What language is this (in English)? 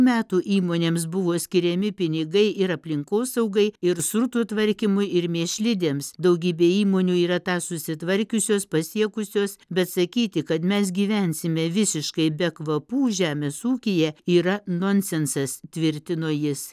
Lithuanian